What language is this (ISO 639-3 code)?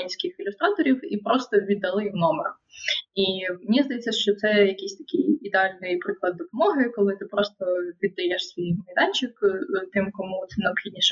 ukr